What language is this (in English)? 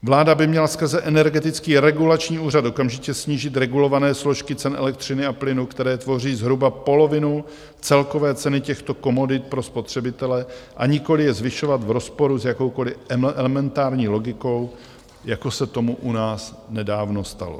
Czech